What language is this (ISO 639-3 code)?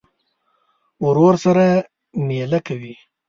pus